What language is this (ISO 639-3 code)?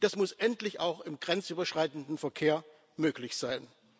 deu